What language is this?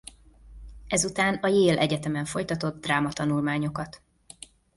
Hungarian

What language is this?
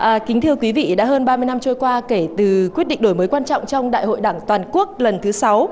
Vietnamese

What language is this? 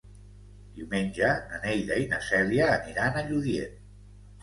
Catalan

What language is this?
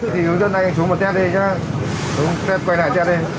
Vietnamese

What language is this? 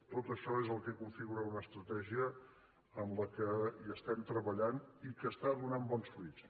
Catalan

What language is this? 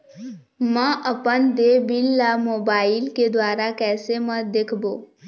Chhattisgarhi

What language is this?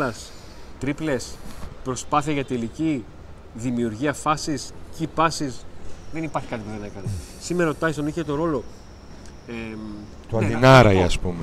Greek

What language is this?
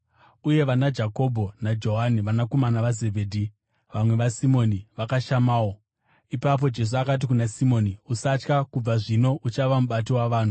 Shona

